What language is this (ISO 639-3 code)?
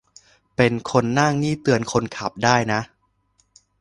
tha